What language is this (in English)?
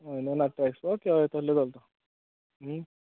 Konkani